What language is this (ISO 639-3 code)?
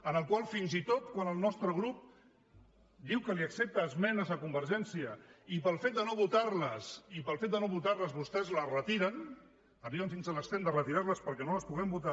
cat